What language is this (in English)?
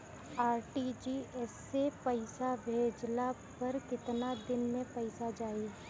Bhojpuri